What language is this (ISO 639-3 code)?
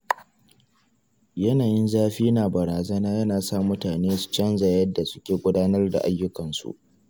hau